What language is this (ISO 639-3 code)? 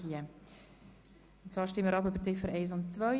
gsw